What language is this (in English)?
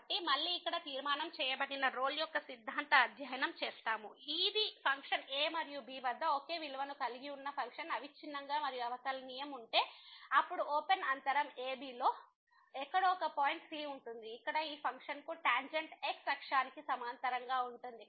Telugu